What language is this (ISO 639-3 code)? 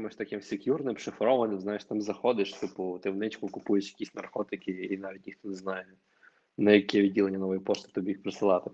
ukr